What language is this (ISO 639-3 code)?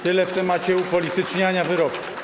pol